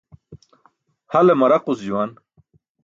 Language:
Burushaski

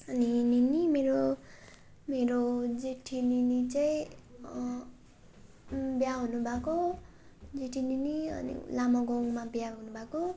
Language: Nepali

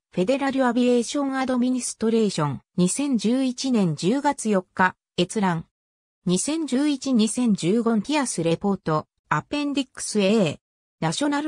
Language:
Japanese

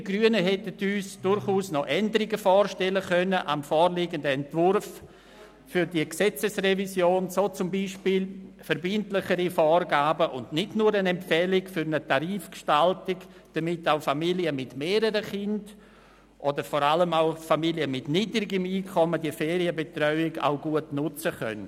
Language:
Swiss German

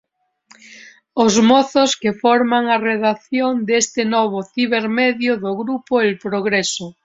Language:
Galician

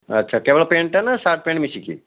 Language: Odia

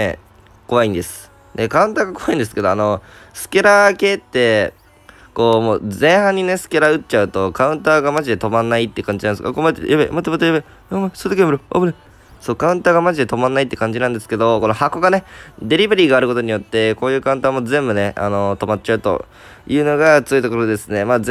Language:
Japanese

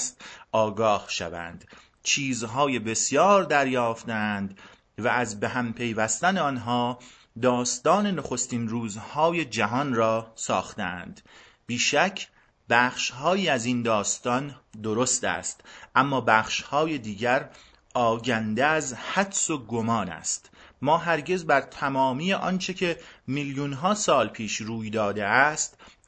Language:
Persian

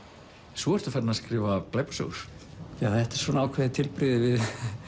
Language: Icelandic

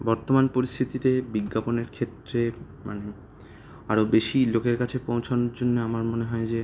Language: Bangla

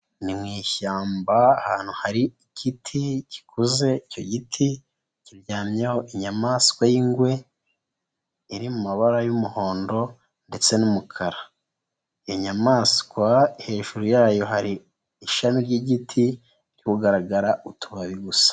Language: Kinyarwanda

